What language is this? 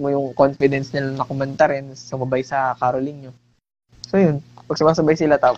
Filipino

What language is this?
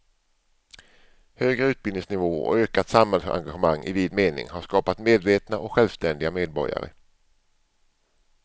Swedish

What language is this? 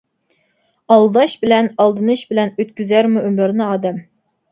Uyghur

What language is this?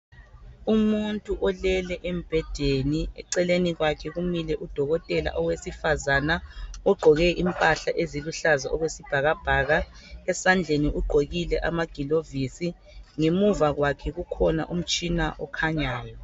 North Ndebele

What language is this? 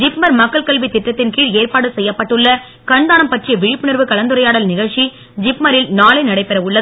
Tamil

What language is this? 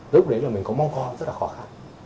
Vietnamese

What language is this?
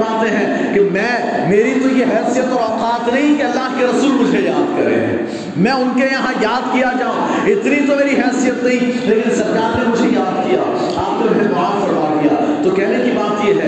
Urdu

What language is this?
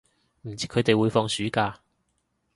Cantonese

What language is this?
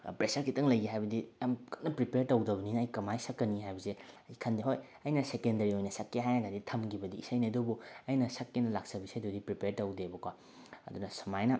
Manipuri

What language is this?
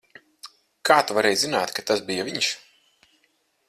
Latvian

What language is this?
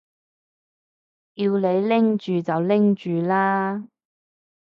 Cantonese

